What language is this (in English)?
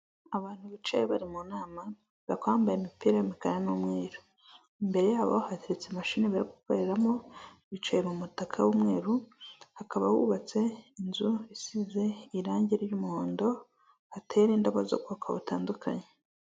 Kinyarwanda